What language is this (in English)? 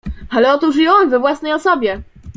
Polish